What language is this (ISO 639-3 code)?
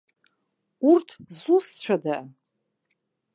abk